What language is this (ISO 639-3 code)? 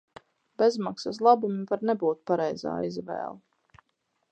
lav